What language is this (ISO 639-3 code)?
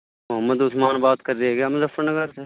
urd